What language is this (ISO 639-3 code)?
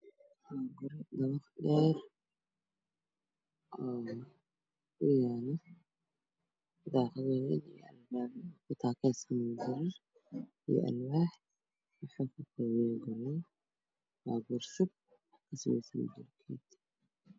som